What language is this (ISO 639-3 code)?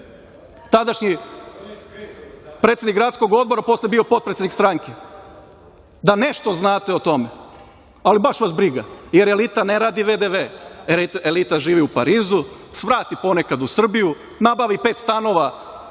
srp